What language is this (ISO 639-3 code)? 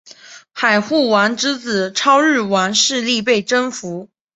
zho